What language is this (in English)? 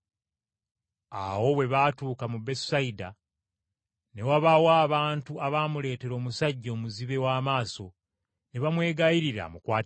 Ganda